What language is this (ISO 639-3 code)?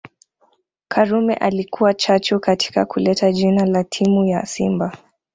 swa